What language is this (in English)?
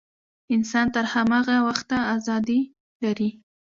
Pashto